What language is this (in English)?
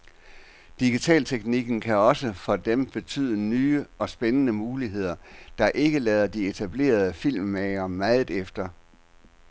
Danish